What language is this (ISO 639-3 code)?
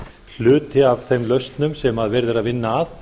isl